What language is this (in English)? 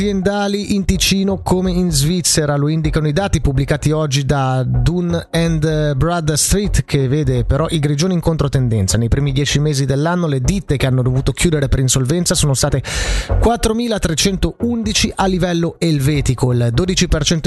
Italian